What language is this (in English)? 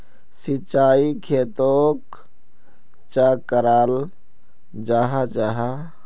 Magahi